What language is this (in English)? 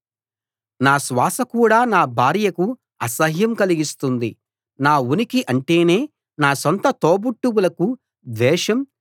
Telugu